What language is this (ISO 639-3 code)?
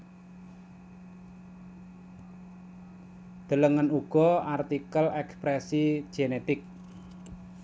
jav